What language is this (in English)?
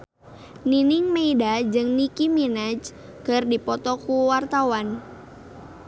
Sundanese